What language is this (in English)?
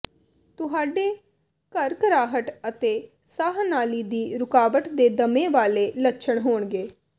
Punjabi